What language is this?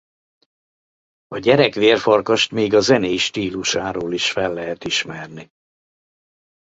Hungarian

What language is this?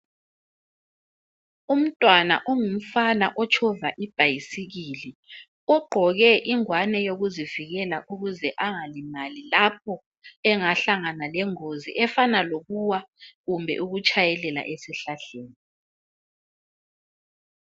North Ndebele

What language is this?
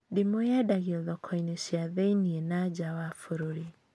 Kikuyu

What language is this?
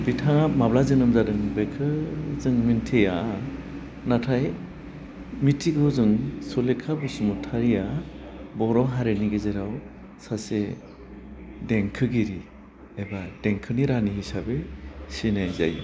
Bodo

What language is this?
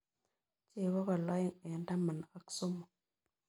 Kalenjin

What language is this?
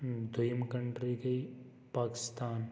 Kashmiri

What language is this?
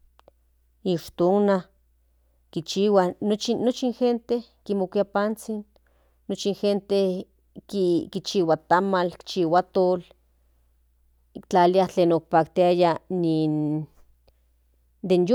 Central Nahuatl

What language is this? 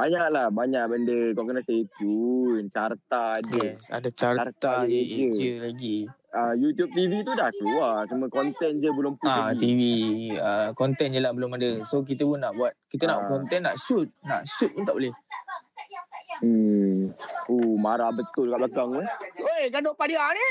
Malay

